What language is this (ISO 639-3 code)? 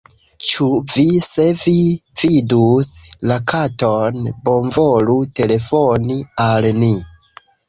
epo